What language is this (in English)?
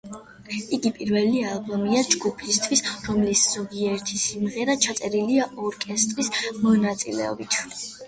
Georgian